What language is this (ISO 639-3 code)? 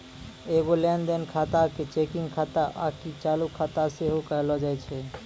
mai